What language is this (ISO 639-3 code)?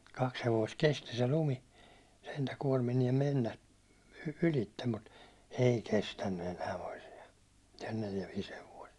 fin